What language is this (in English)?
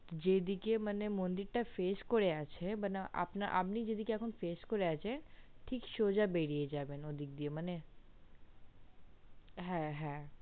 Bangla